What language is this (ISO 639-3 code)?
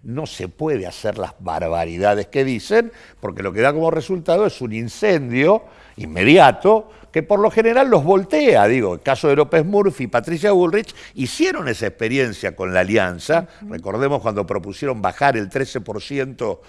spa